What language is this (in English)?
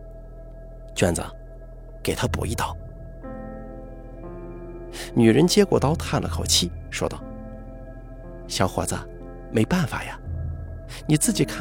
Chinese